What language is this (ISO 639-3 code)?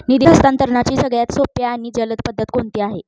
mar